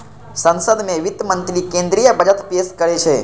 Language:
Maithili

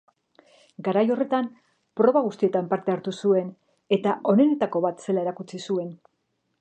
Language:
Basque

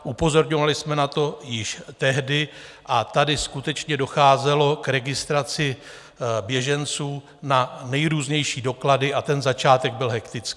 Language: Czech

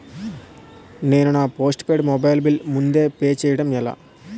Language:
Telugu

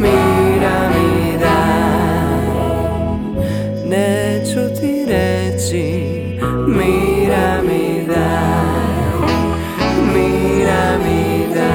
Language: Croatian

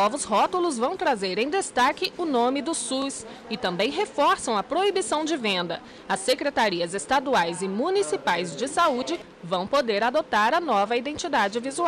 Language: Portuguese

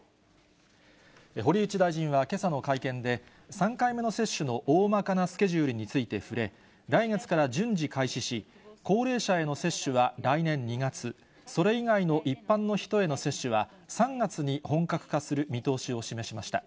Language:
Japanese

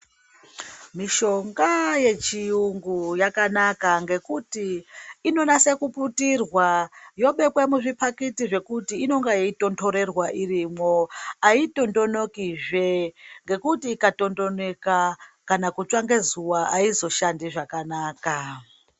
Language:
Ndau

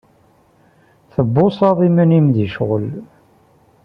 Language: Kabyle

